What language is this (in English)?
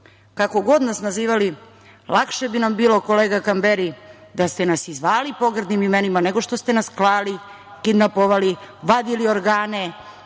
Serbian